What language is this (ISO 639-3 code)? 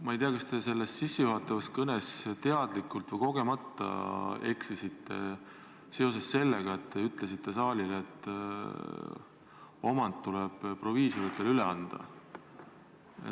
est